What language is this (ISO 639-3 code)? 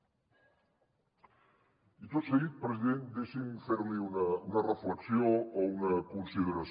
cat